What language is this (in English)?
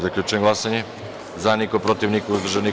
Serbian